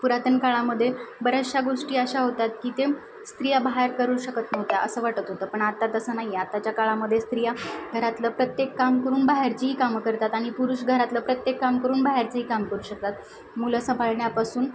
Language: Marathi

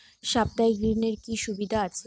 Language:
Bangla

